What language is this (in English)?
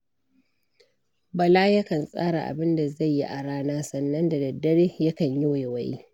Hausa